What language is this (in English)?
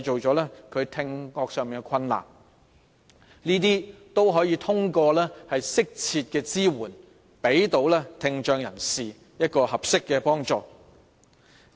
Cantonese